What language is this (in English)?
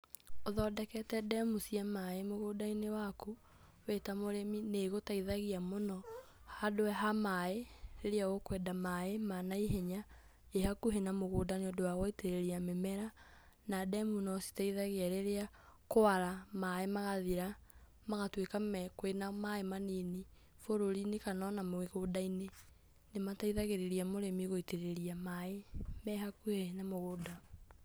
Kikuyu